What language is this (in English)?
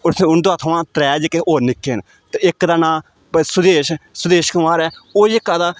Dogri